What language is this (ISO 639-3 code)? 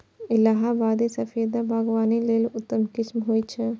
mai